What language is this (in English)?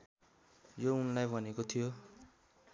Nepali